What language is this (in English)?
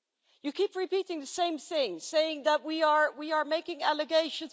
English